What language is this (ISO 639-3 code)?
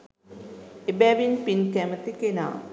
sin